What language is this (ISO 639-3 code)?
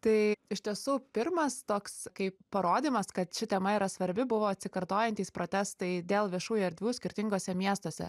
lit